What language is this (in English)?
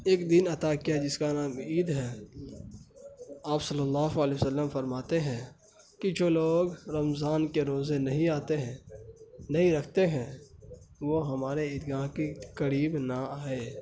Urdu